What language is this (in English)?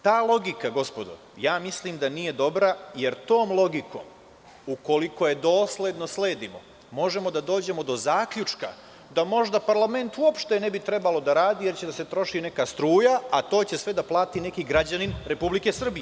Serbian